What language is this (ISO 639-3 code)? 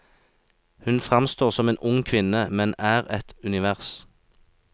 nor